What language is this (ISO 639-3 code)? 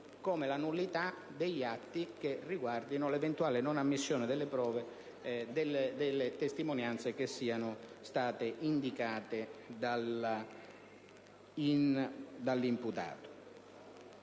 ita